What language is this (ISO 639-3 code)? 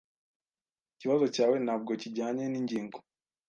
kin